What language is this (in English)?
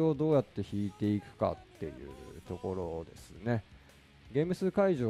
Japanese